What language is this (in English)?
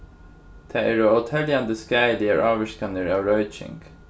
Faroese